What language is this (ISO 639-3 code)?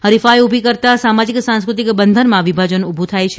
guj